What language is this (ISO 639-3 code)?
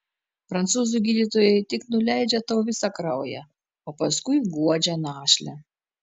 lit